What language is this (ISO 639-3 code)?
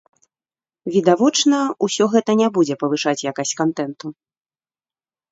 bel